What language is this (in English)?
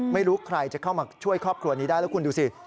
Thai